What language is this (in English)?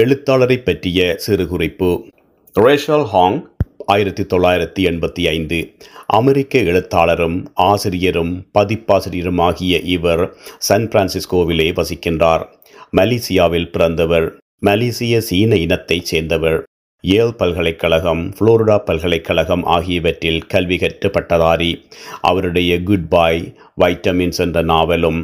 Tamil